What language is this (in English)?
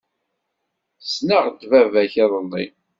Kabyle